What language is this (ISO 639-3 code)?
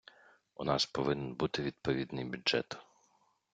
ukr